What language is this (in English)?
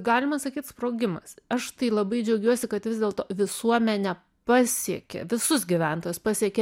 Lithuanian